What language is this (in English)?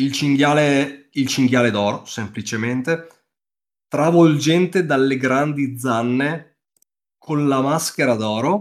Italian